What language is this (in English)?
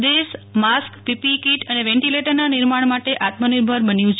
Gujarati